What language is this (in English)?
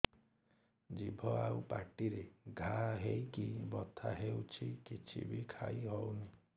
Odia